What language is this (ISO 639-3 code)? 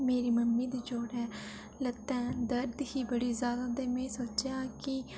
doi